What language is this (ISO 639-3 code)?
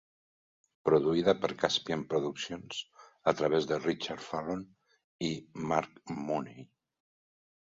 cat